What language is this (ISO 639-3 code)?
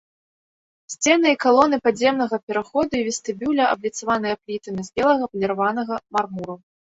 bel